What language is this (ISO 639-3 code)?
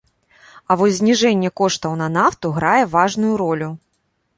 bel